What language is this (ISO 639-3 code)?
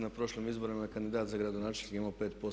hrv